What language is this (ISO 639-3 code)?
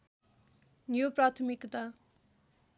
nep